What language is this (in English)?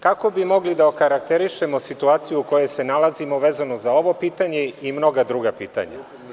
Serbian